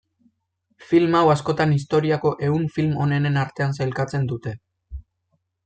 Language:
Basque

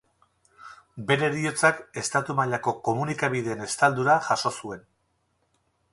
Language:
Basque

